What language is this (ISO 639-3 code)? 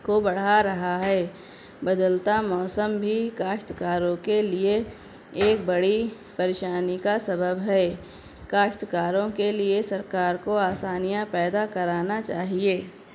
urd